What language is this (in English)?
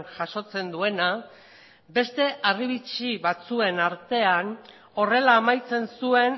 Basque